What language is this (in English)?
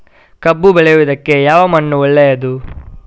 Kannada